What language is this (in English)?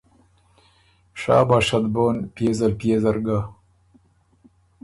Ormuri